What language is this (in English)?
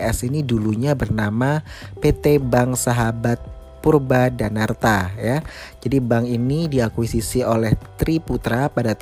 Indonesian